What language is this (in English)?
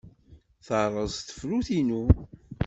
Kabyle